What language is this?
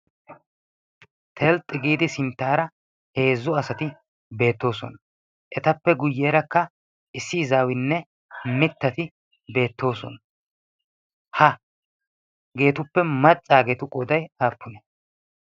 Wolaytta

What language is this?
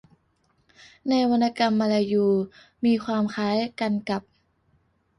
Thai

